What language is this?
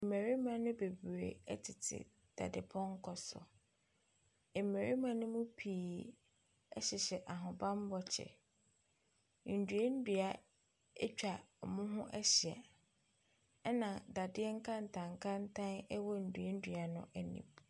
Akan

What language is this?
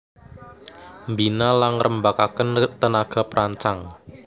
Javanese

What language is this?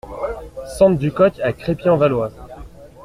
French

